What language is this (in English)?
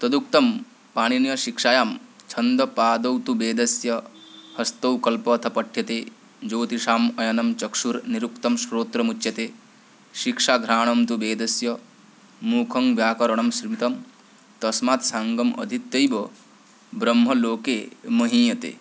Sanskrit